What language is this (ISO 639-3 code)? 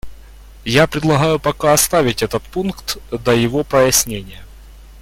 rus